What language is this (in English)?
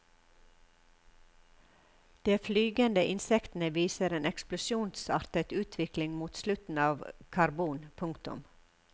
Norwegian